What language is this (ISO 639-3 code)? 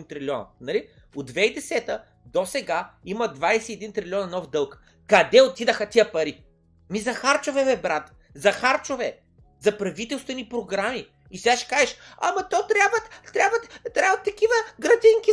bul